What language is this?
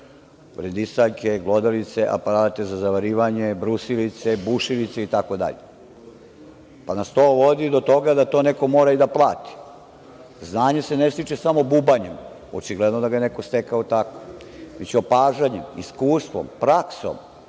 Serbian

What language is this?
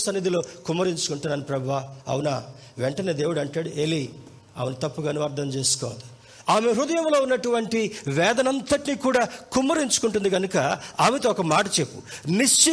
Telugu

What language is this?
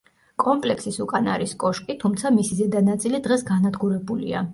Georgian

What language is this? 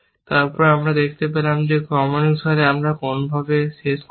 Bangla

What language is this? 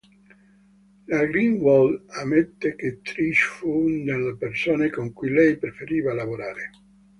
Italian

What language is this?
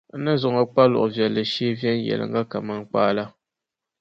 Dagbani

